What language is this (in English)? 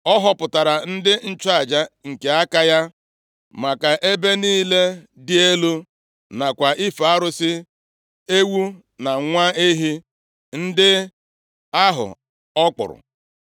Igbo